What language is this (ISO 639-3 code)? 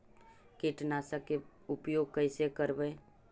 mag